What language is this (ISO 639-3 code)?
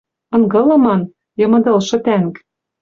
mrj